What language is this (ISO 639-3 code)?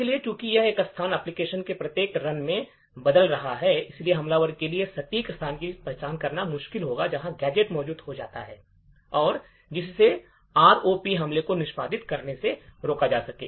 hin